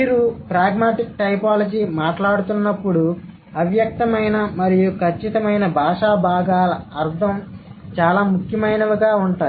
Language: Telugu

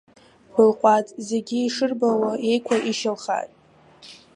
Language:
Abkhazian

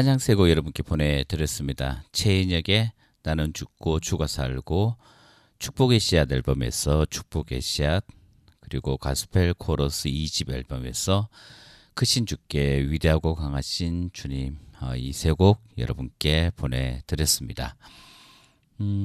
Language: Korean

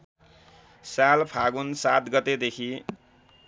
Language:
Nepali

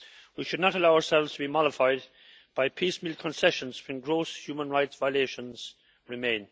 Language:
English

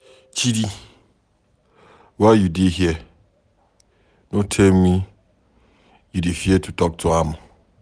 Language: Nigerian Pidgin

